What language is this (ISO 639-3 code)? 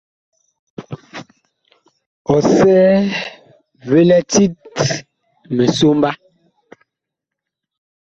bkh